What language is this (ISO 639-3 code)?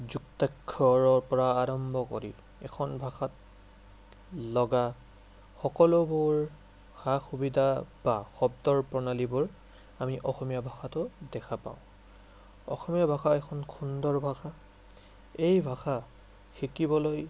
asm